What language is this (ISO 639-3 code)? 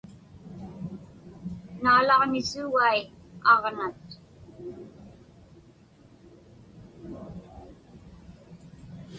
ipk